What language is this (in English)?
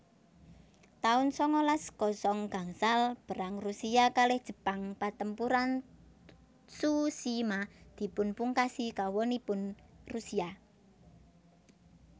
Javanese